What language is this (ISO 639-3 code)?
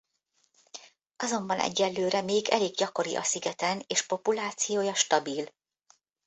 hun